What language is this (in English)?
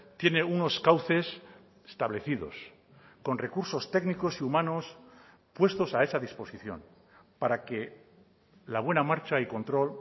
Spanish